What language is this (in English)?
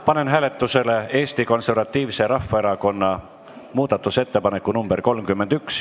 Estonian